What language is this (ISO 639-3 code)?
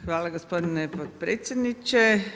hrv